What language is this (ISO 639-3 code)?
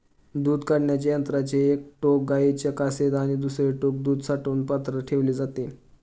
mar